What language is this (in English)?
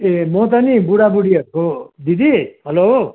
Nepali